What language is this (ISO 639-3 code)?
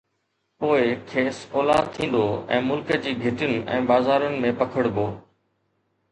snd